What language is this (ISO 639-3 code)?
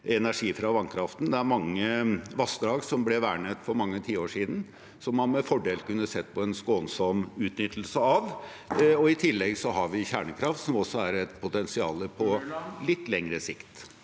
nor